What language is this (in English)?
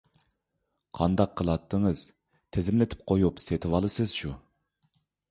Uyghur